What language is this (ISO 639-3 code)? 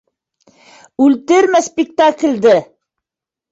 bak